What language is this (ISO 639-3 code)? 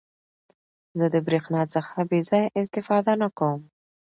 pus